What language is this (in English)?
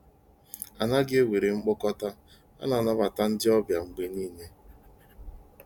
Igbo